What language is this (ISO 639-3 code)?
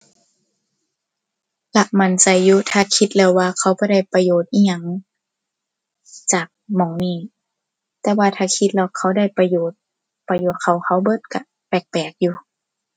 tha